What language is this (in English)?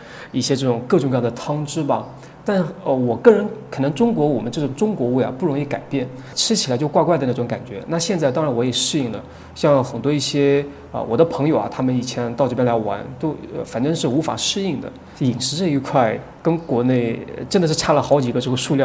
Chinese